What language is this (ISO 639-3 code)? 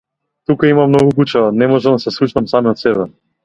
mkd